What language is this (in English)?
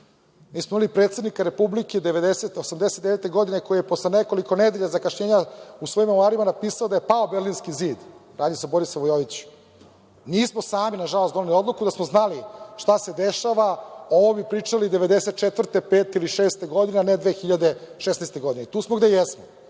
Serbian